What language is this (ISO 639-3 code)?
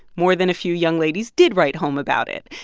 eng